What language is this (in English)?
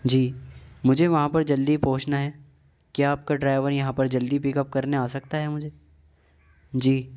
Urdu